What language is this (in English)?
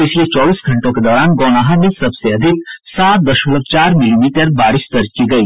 Hindi